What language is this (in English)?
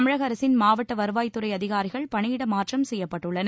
Tamil